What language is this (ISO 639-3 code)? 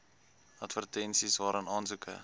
afr